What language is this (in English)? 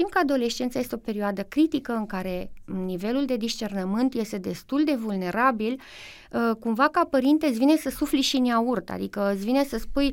Romanian